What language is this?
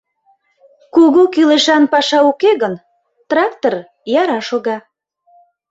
Mari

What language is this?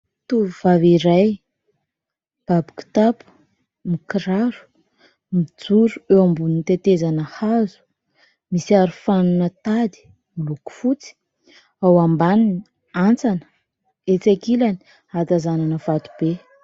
Malagasy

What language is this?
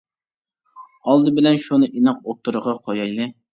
Uyghur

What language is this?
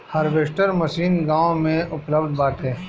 Bhojpuri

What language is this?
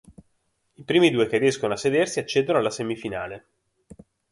Italian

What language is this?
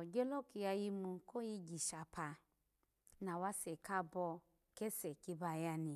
Alago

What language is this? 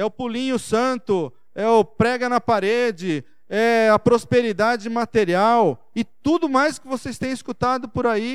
Portuguese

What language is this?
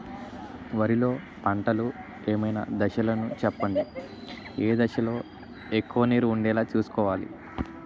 Telugu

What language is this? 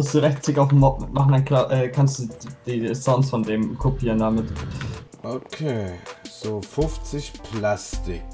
German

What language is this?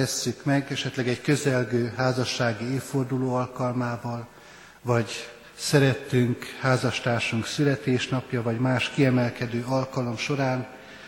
Hungarian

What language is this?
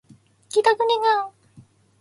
Japanese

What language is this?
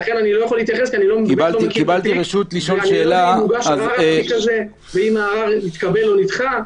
Hebrew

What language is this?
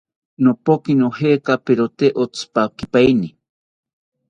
South Ucayali Ashéninka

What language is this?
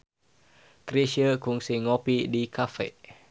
Sundanese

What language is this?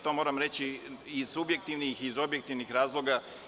Serbian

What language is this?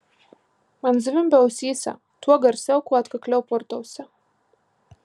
Lithuanian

